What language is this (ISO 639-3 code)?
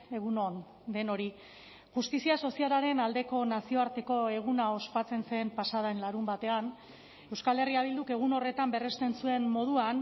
eus